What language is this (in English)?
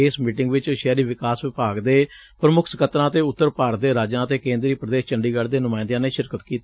Punjabi